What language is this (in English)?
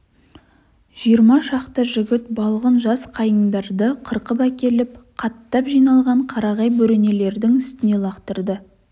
Kazakh